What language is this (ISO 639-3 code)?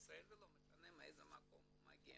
heb